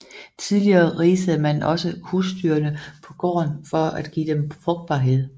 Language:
Danish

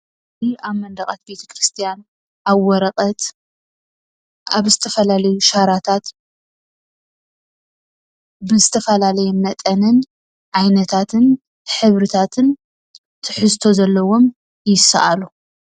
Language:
Tigrinya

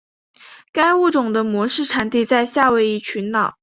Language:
Chinese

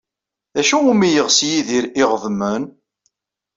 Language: Kabyle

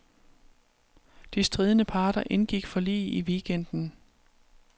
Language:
Danish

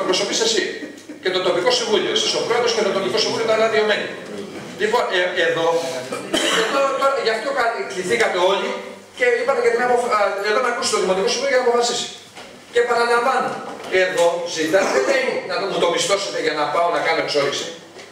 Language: Greek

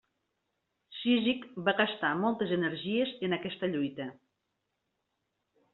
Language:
Catalan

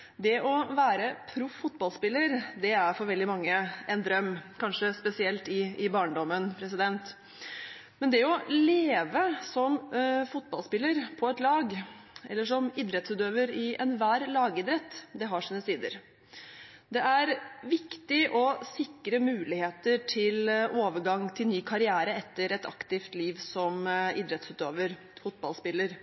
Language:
Norwegian Bokmål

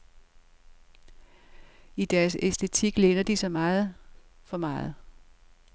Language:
Danish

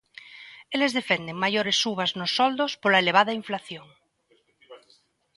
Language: Galician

